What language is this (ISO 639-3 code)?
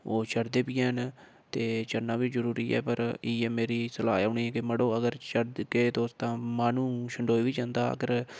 doi